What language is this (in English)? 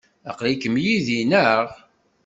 Kabyle